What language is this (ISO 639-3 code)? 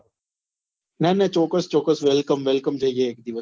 guj